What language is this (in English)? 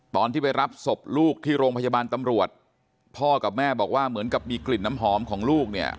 Thai